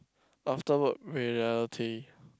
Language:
English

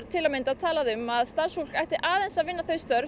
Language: Icelandic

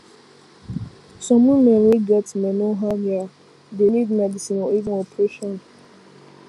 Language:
Nigerian Pidgin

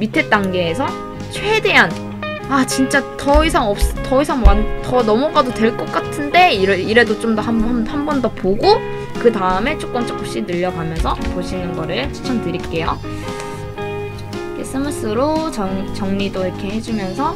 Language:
Korean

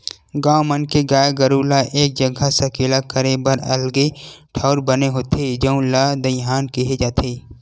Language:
Chhattisgarhi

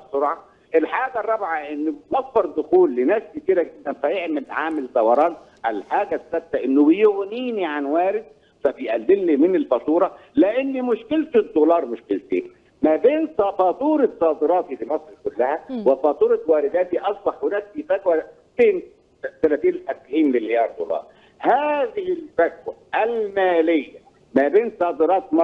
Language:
Arabic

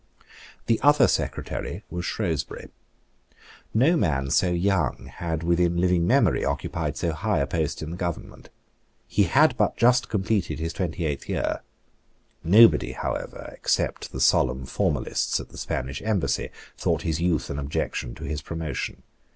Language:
English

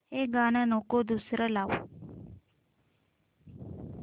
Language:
Marathi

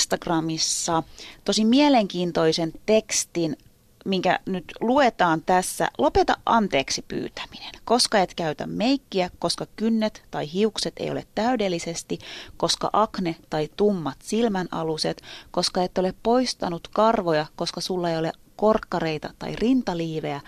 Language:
Finnish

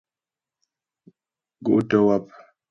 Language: Ghomala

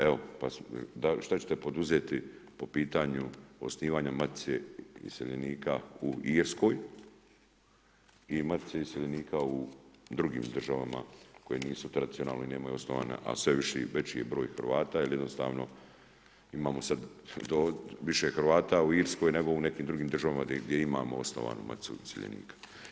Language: Croatian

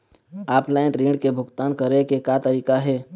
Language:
Chhattisgarhi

